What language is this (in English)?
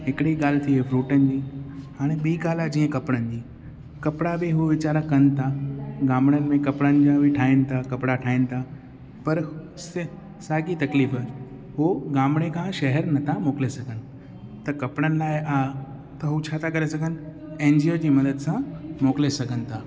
Sindhi